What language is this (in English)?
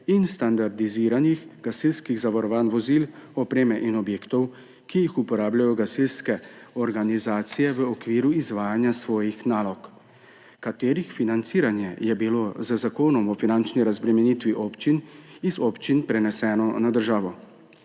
Slovenian